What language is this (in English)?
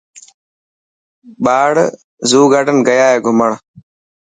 Dhatki